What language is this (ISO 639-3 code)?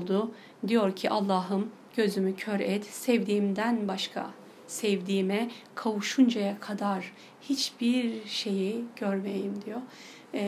tur